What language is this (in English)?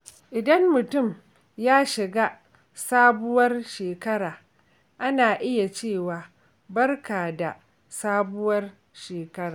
Hausa